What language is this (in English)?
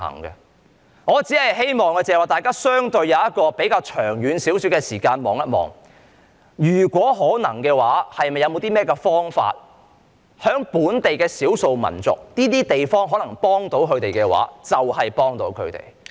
Cantonese